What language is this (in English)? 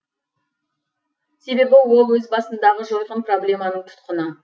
Kazakh